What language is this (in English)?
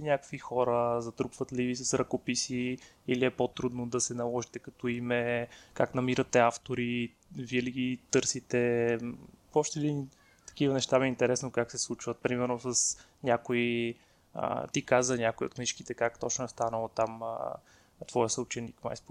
Bulgarian